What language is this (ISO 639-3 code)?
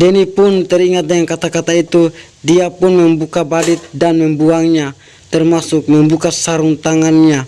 ind